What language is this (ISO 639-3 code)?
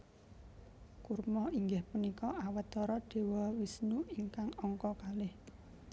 jav